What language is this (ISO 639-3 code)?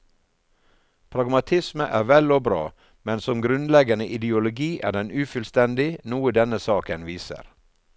nor